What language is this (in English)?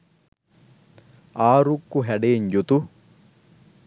Sinhala